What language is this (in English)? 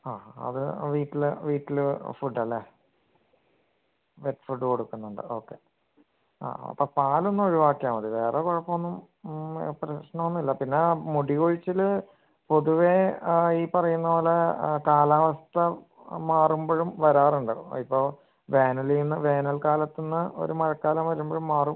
Malayalam